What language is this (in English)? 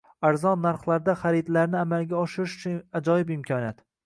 Uzbek